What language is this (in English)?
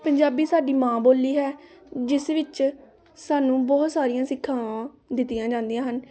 Punjabi